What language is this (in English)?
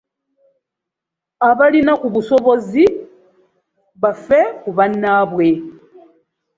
Ganda